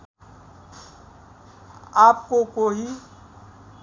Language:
Nepali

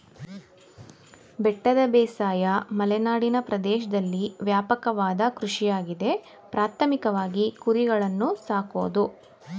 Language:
Kannada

